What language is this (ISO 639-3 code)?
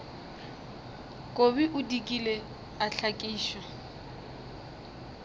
nso